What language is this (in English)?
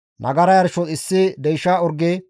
Gamo